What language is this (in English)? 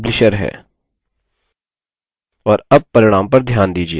Hindi